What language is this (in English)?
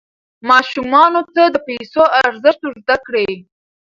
Pashto